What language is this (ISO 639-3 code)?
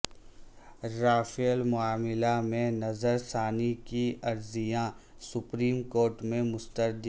urd